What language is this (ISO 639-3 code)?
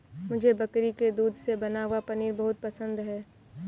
hin